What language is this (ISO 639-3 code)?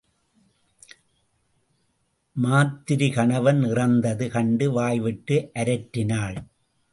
tam